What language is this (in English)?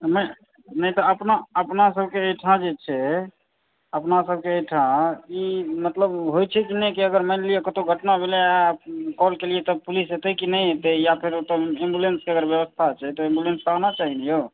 Maithili